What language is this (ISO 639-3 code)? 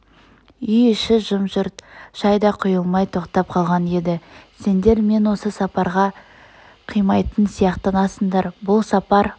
kaz